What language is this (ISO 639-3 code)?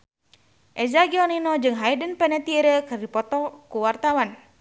sun